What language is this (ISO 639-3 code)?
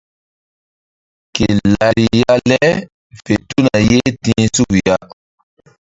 mdd